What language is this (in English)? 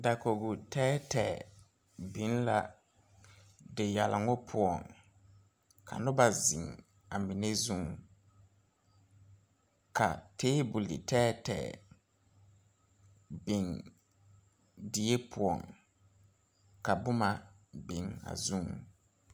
Southern Dagaare